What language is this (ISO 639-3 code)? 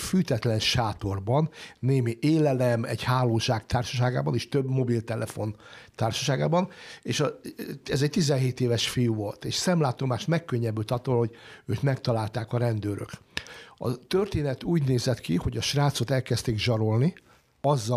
hun